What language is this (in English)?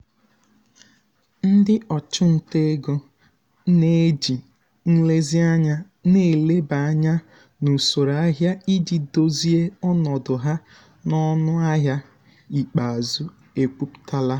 Igbo